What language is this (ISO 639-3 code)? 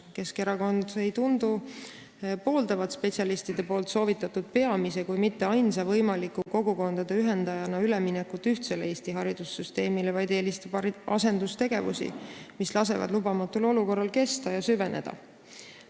est